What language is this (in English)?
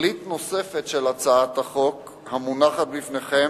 Hebrew